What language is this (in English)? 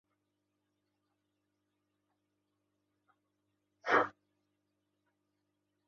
Uzbek